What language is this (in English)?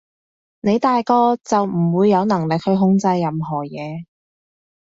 Cantonese